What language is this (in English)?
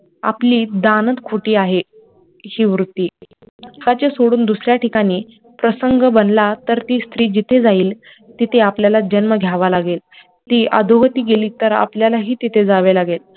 Marathi